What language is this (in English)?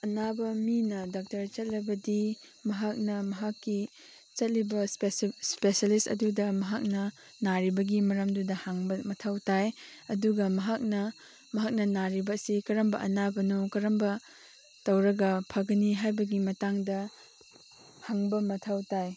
Manipuri